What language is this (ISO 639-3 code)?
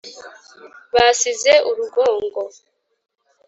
kin